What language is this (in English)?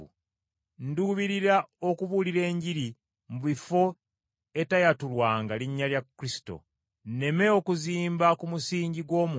Ganda